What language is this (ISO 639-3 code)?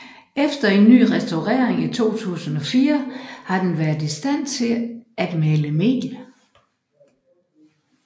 dan